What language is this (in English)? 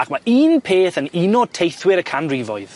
Welsh